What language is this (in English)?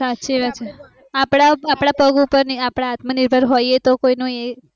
Gujarati